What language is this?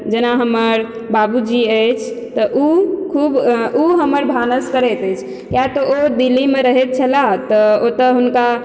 Maithili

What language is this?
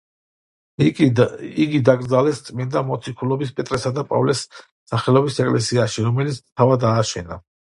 Georgian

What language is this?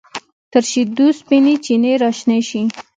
Pashto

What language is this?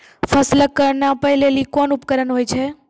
Maithili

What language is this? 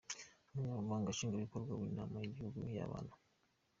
Kinyarwanda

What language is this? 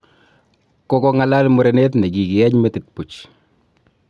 Kalenjin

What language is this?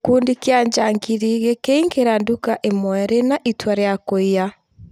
Kikuyu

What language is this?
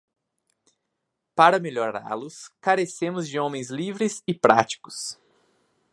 Portuguese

